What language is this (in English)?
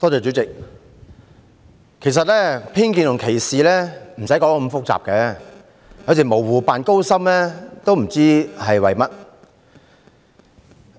Cantonese